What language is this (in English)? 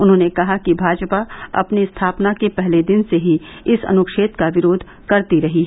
Hindi